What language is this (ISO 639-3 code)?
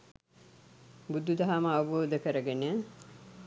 sin